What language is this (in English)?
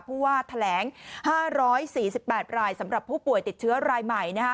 Thai